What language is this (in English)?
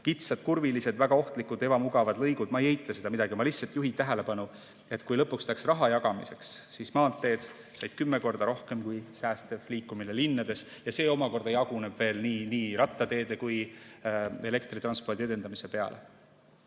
Estonian